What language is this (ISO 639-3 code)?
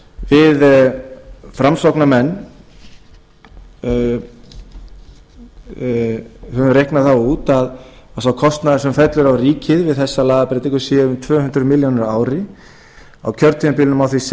isl